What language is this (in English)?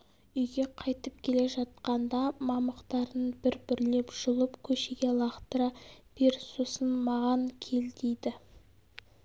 Kazakh